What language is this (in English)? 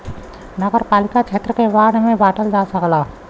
Bhojpuri